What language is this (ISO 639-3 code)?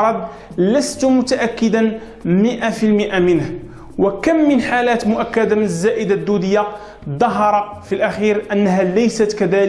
ara